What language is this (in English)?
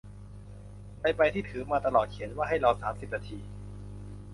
Thai